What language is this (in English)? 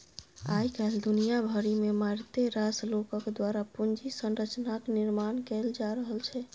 Maithili